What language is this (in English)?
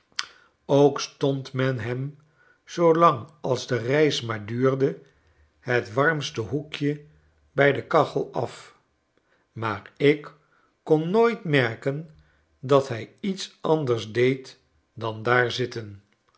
Dutch